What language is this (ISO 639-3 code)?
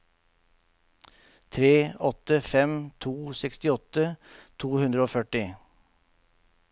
nor